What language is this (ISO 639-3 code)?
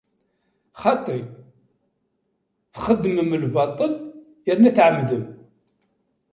kab